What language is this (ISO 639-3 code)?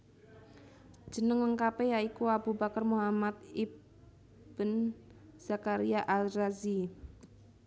jav